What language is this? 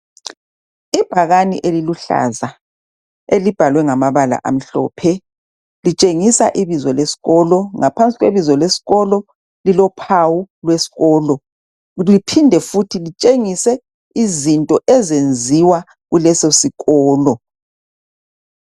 North Ndebele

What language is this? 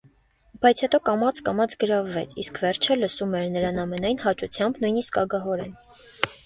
Armenian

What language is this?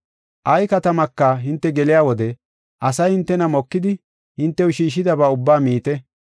Gofa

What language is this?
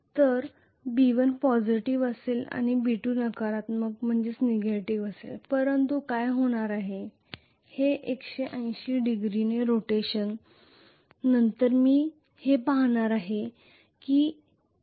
Marathi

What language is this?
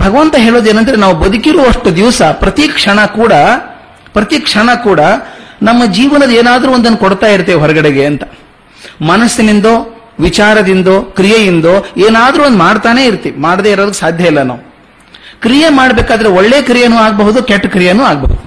Kannada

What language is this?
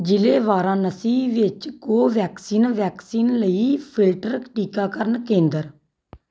Punjabi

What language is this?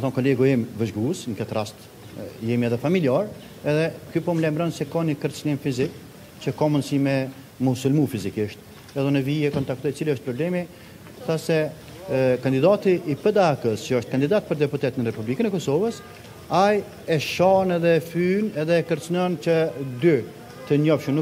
Romanian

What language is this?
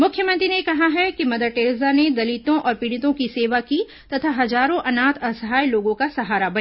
Hindi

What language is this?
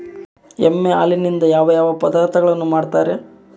Kannada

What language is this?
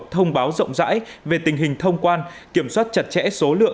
Vietnamese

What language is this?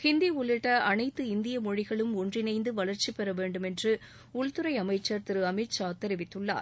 Tamil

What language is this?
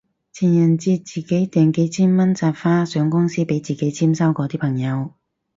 Cantonese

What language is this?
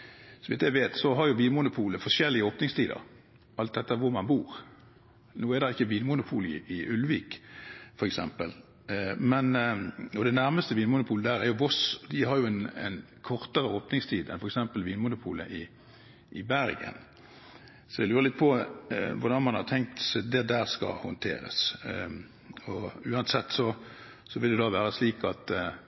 Norwegian Bokmål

